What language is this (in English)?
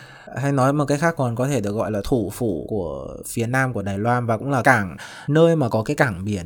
Vietnamese